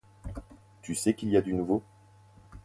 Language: French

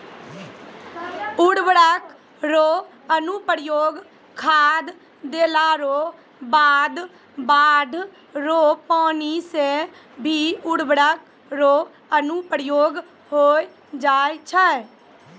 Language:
Maithili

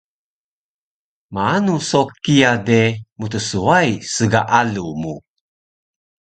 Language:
Taroko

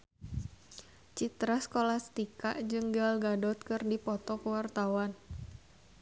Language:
Sundanese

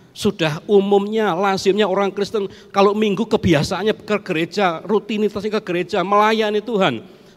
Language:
Indonesian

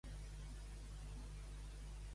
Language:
Catalan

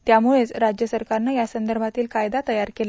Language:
Marathi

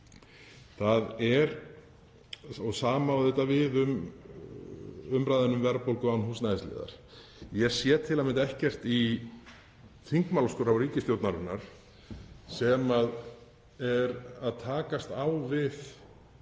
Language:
Icelandic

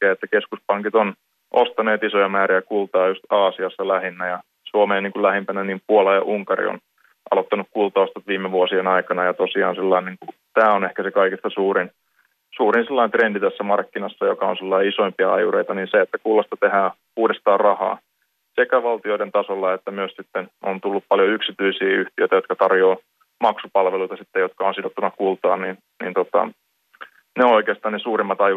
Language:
Finnish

